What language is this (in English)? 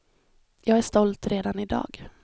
Swedish